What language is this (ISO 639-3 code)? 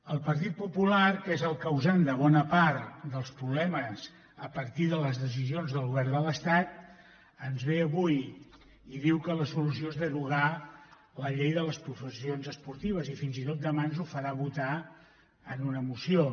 cat